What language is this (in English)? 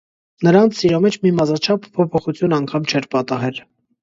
Armenian